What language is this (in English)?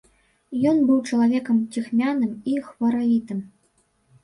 Belarusian